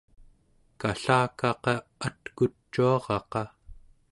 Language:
Central Yupik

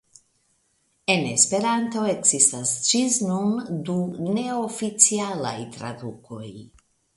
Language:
Esperanto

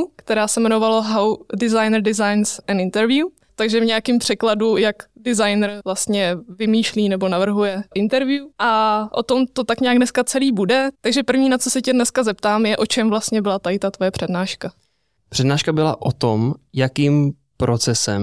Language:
Czech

